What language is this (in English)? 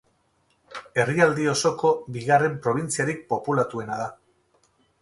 Basque